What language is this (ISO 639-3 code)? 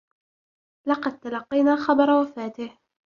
ara